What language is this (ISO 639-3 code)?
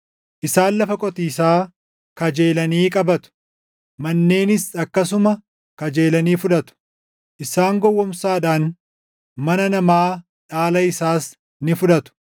orm